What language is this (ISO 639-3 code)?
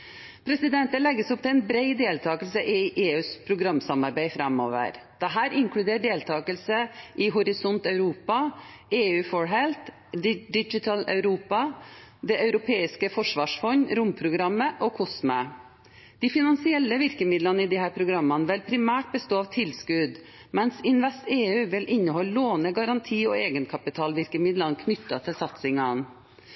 nob